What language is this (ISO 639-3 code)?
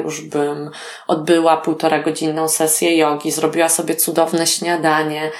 pol